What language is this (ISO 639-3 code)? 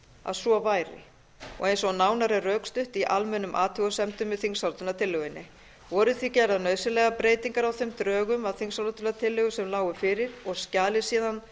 isl